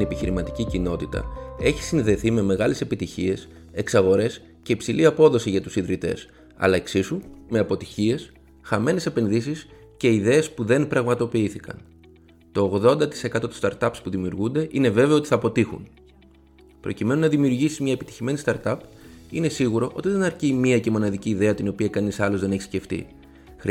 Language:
Greek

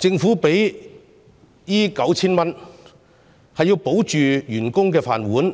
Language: Cantonese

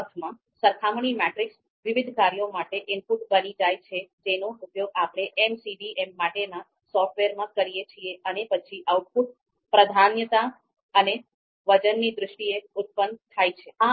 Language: Gujarati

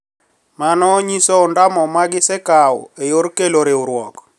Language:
Luo (Kenya and Tanzania)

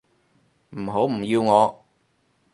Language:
Cantonese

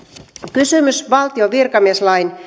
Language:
Finnish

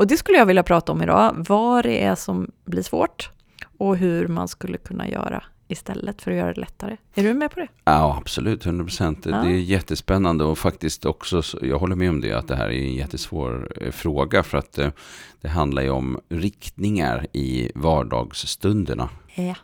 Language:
Swedish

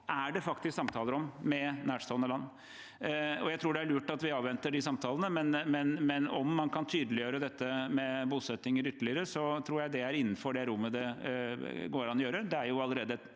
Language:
Norwegian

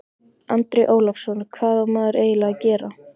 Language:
Icelandic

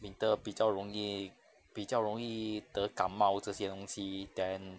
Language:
English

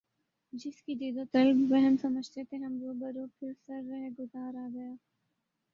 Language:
Urdu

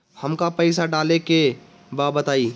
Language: Bhojpuri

